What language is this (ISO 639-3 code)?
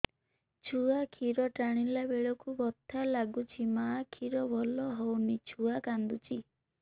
ori